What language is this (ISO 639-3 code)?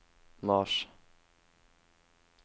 nor